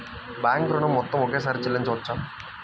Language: Telugu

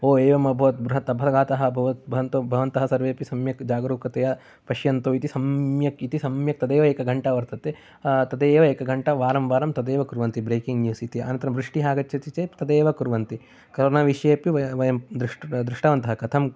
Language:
Sanskrit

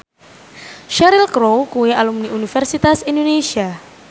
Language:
Javanese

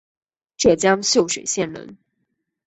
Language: Chinese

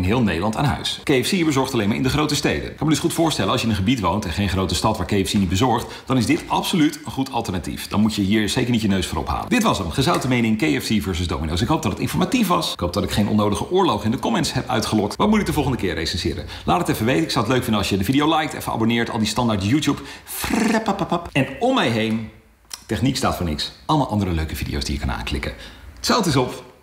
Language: Dutch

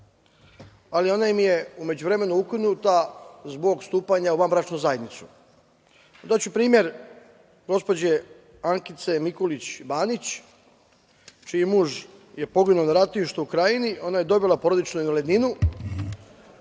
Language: Serbian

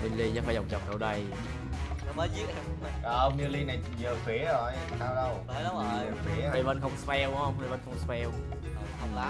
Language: Vietnamese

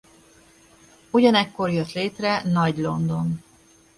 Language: Hungarian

